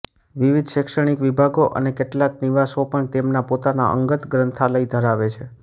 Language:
Gujarati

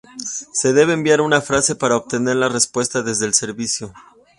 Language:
Spanish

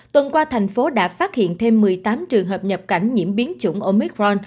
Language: Vietnamese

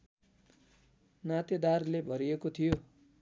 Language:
Nepali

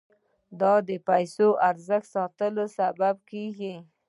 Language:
Pashto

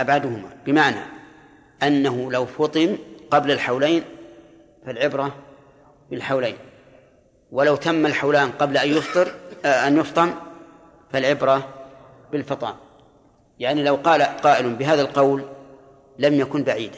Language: Arabic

